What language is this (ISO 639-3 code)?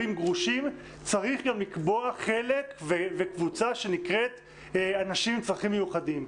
heb